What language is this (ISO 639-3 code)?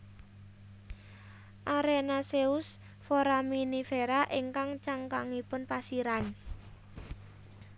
jav